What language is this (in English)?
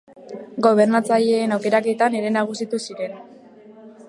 Basque